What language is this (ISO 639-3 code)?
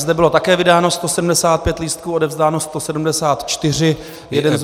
ces